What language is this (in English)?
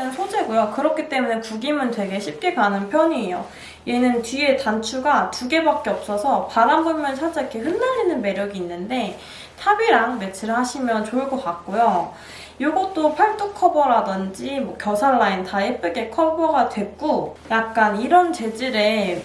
Korean